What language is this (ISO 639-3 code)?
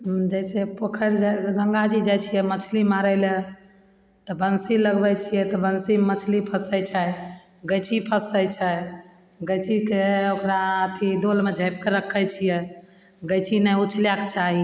mai